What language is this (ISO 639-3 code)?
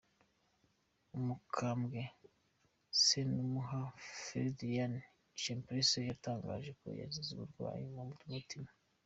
kin